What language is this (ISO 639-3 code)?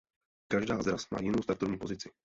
ces